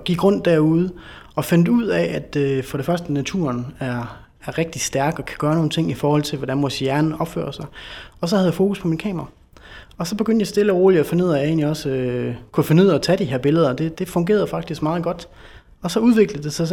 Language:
Danish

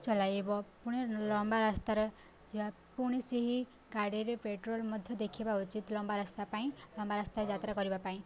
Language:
Odia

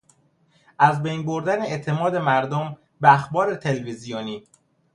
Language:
Persian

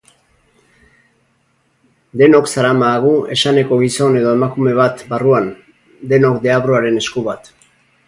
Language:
Basque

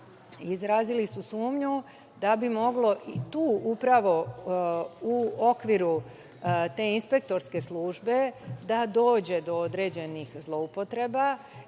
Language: Serbian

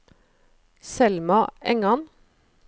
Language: Norwegian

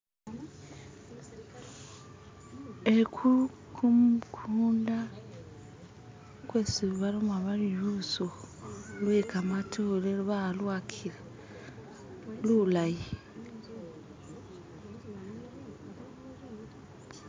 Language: Masaaba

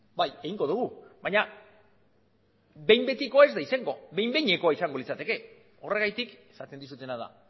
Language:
Basque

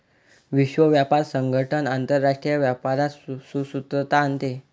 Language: Marathi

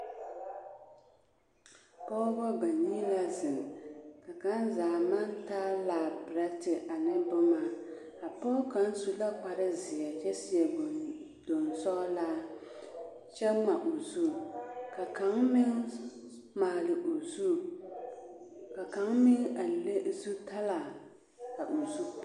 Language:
Southern Dagaare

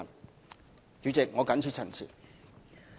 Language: Cantonese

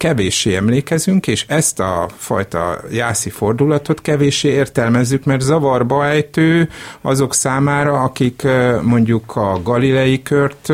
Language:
Hungarian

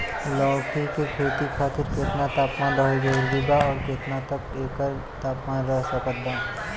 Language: Bhojpuri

